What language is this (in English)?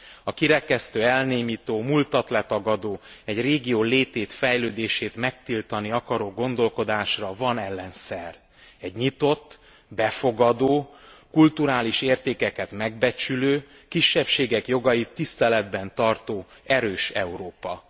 Hungarian